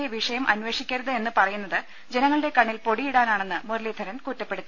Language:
Malayalam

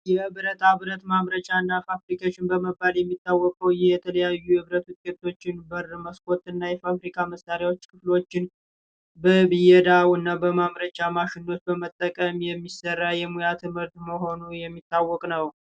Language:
Amharic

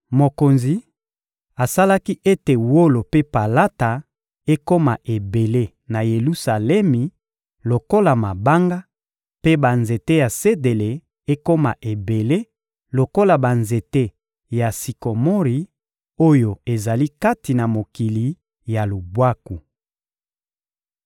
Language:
Lingala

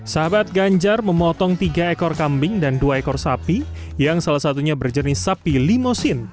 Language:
Indonesian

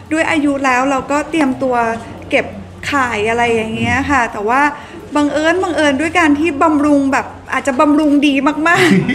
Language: Thai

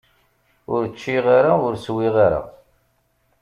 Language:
Kabyle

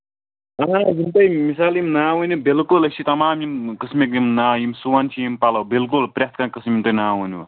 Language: Kashmiri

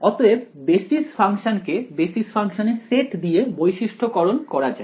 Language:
Bangla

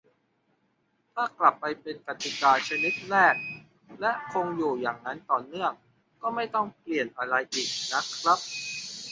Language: Thai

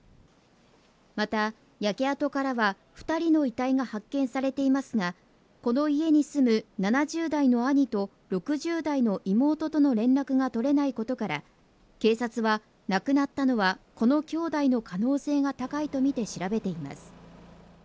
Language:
Japanese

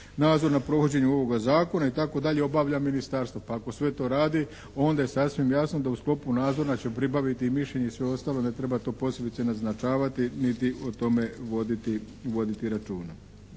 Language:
Croatian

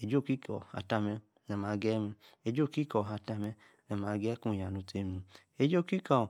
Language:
Yace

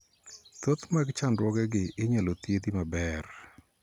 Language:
Luo (Kenya and Tanzania)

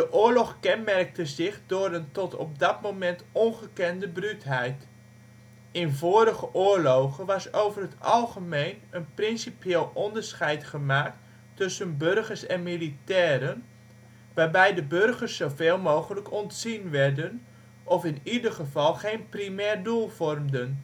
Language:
Dutch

